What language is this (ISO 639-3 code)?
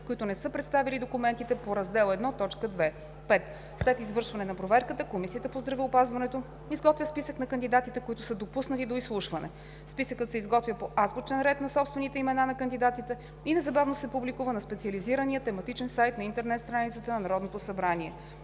bul